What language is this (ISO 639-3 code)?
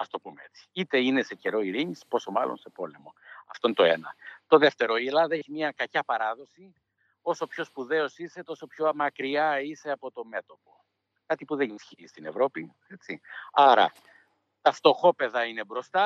ell